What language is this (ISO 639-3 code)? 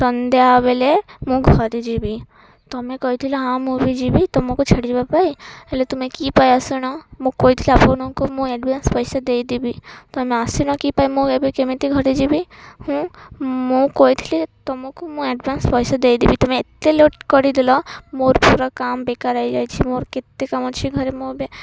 ori